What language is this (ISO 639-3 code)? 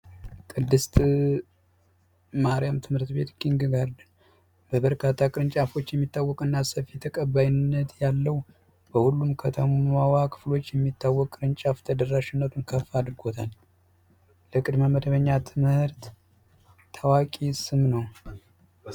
amh